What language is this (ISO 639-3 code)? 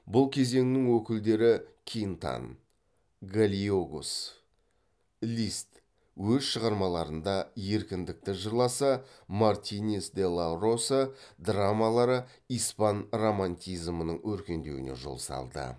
kaz